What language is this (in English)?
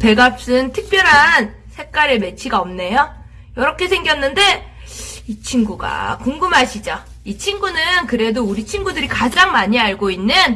Korean